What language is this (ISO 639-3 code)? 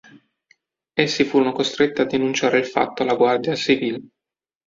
ita